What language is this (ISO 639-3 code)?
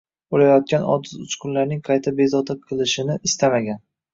uzb